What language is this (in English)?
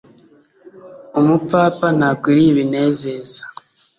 Kinyarwanda